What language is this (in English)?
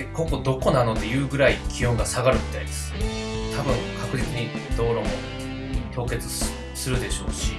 Japanese